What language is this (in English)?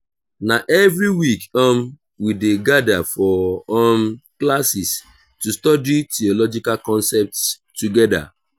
Nigerian Pidgin